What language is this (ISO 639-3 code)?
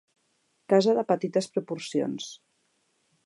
cat